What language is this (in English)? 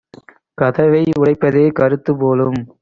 Tamil